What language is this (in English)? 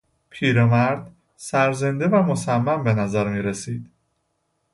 Persian